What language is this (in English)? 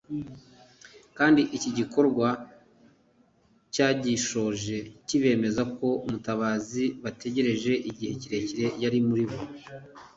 Kinyarwanda